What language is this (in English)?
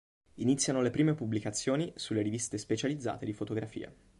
Italian